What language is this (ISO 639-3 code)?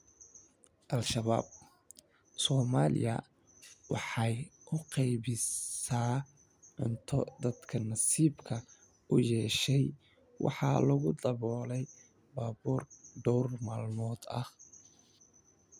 som